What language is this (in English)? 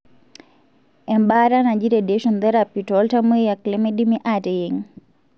Masai